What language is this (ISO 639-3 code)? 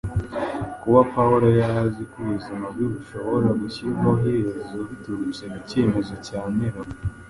kin